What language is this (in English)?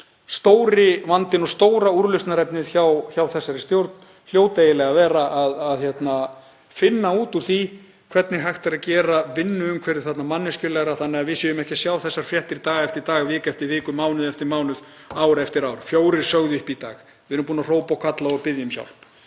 Icelandic